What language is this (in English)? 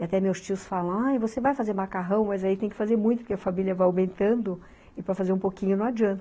Portuguese